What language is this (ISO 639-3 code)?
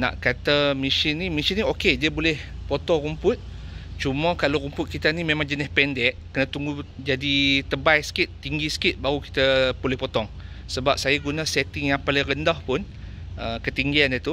msa